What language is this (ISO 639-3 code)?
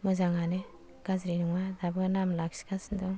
brx